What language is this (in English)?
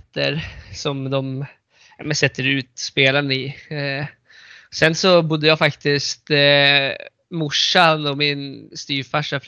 Swedish